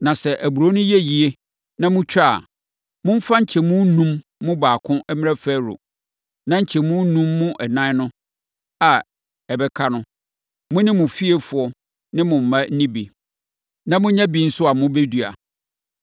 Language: Akan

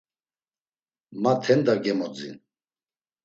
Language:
Laz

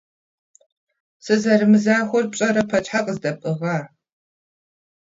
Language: Kabardian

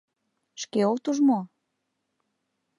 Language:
Mari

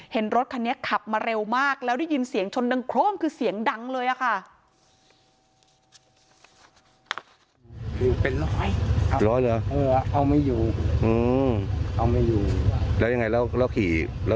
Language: Thai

